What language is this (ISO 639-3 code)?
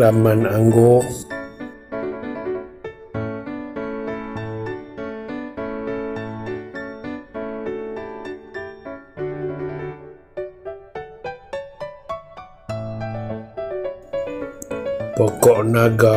msa